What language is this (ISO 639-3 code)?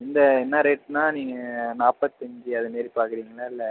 tam